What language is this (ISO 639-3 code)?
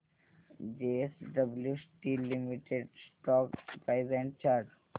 mar